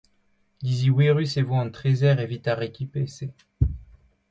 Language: Breton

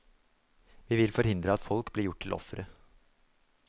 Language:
Norwegian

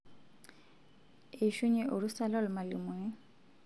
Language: Masai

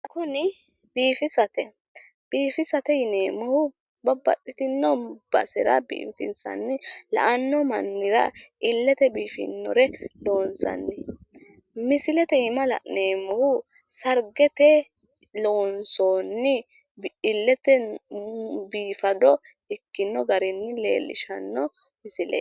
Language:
Sidamo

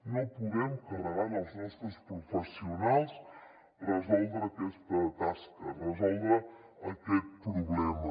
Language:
Catalan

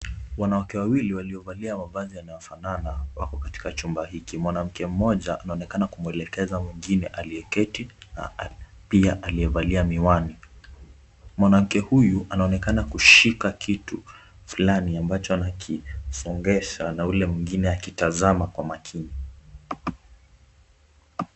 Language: Swahili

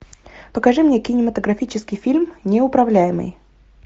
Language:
Russian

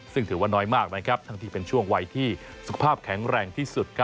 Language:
Thai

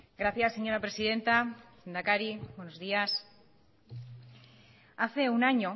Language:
Spanish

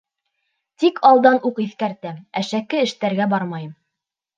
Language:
Bashkir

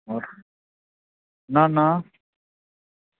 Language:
Dogri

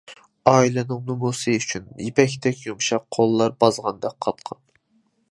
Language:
Uyghur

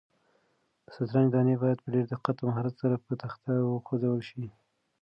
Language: Pashto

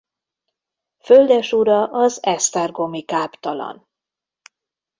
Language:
Hungarian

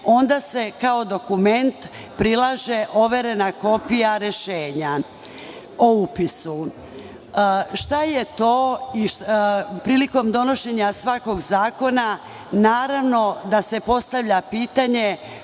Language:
Serbian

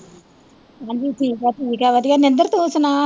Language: Punjabi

